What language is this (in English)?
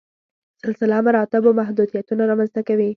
Pashto